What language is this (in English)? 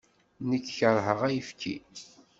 Kabyle